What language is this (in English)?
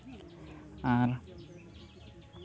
Santali